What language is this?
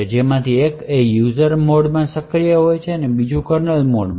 Gujarati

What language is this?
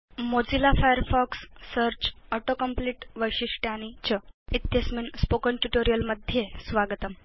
Sanskrit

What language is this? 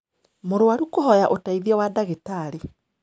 Kikuyu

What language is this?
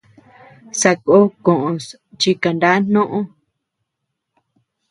Tepeuxila Cuicatec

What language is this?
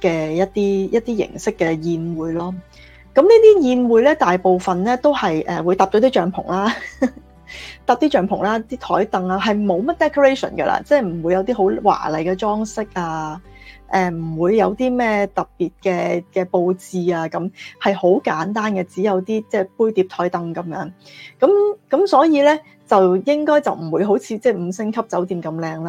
Chinese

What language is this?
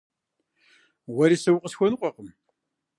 Kabardian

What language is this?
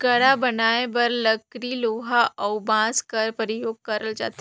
Chhattisgarhi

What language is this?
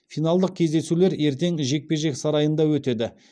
Kazakh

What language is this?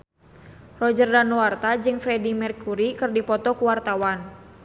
Sundanese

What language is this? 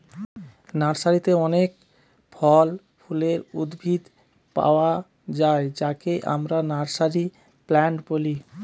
Bangla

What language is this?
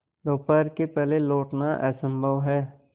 Hindi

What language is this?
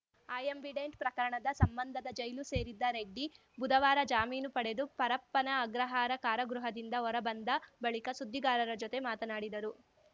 Kannada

